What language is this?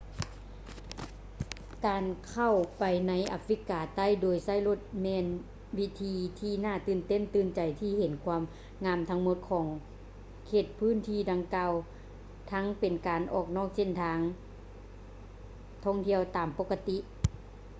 Lao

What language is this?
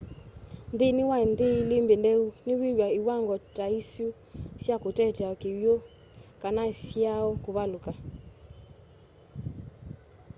Kamba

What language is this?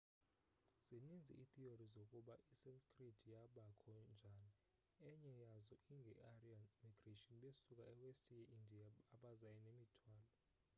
Xhosa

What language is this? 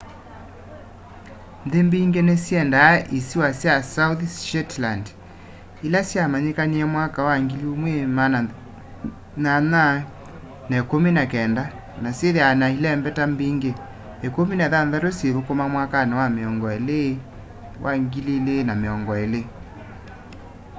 Kamba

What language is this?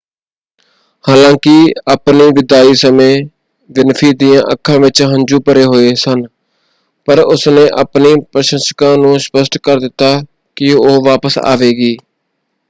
Punjabi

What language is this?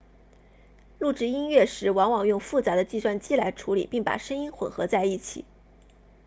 Chinese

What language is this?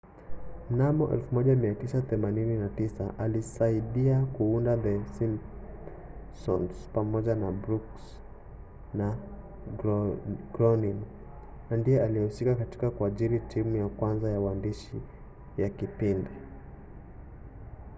Swahili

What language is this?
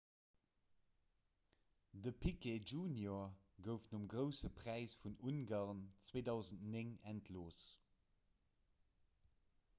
Luxembourgish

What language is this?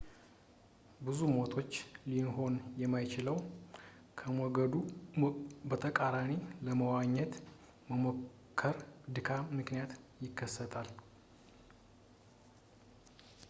Amharic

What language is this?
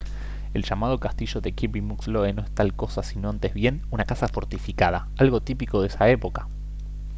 Spanish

